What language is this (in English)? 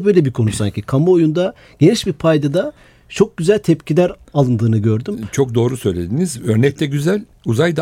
Turkish